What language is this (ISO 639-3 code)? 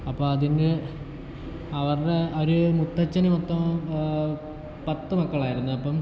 mal